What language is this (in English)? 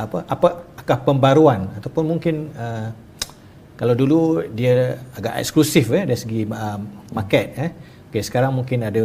Malay